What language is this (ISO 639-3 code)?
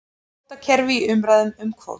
isl